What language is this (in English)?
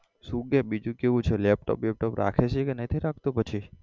Gujarati